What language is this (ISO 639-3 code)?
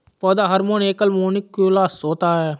hin